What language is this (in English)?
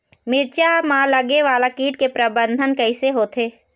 Chhattisgarhi